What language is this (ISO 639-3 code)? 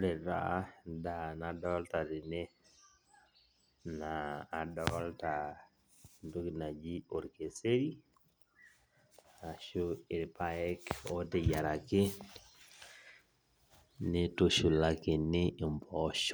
mas